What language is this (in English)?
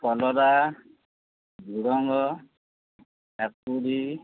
Odia